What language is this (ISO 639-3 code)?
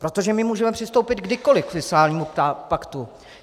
ces